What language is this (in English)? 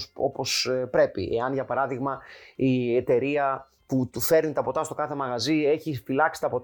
Greek